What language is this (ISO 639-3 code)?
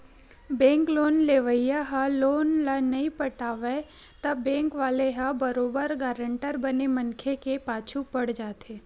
hne